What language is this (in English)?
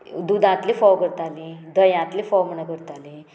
Konkani